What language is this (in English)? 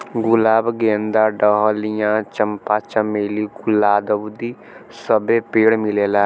Bhojpuri